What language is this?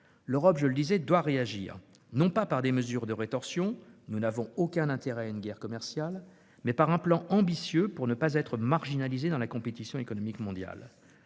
French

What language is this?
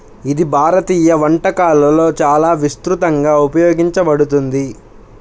Telugu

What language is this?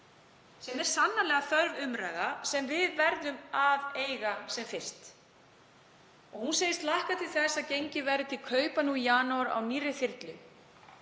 Icelandic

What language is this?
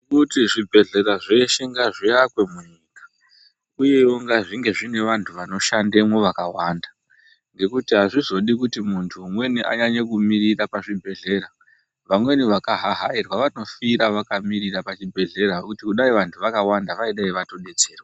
Ndau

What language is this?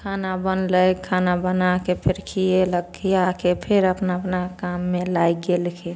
Maithili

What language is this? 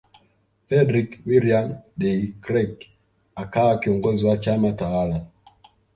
Swahili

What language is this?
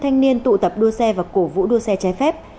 Vietnamese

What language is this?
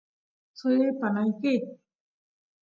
Santiago del Estero Quichua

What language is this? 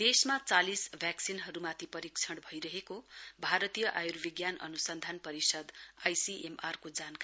Nepali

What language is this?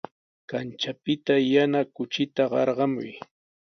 Sihuas Ancash Quechua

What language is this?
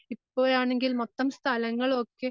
Malayalam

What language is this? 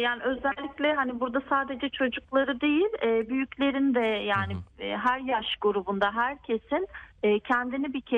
Turkish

